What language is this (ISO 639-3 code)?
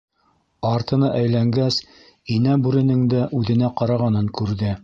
bak